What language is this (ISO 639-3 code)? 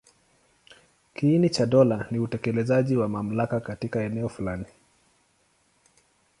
swa